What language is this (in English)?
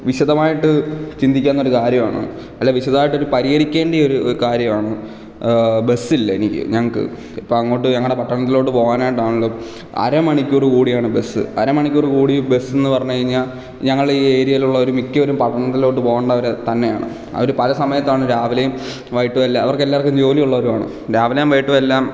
Malayalam